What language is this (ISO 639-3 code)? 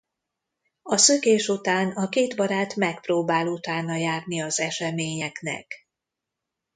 hun